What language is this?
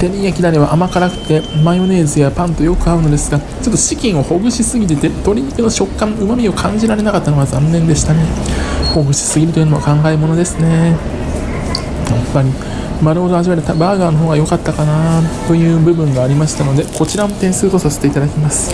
Japanese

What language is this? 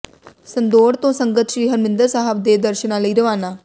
Punjabi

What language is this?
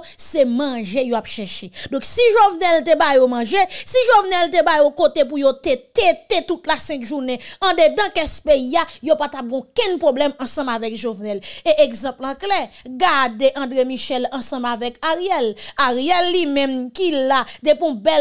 French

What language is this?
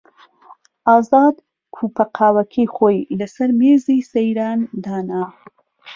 Central Kurdish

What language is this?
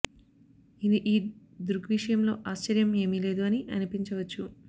Telugu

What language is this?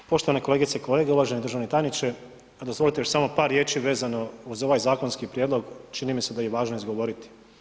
Croatian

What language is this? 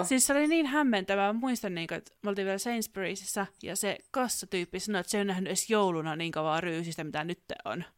Finnish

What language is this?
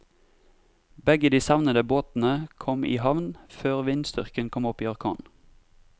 Norwegian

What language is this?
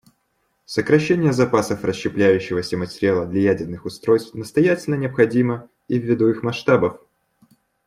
Russian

